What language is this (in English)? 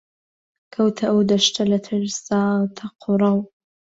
Central Kurdish